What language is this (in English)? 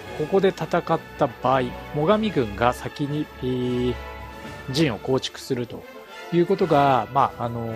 Japanese